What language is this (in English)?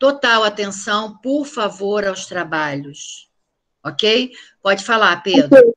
Portuguese